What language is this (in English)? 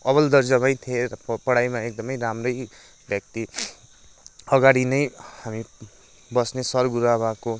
Nepali